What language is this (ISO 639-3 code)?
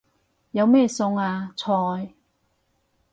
yue